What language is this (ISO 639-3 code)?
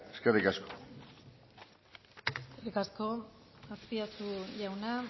eus